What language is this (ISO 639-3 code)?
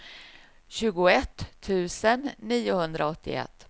swe